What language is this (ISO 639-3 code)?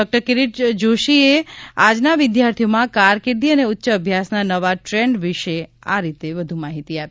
guj